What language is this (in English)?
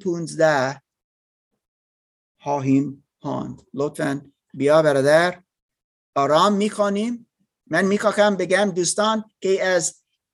Persian